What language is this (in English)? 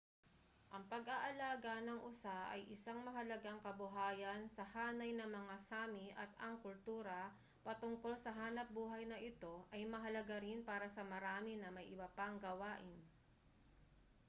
Filipino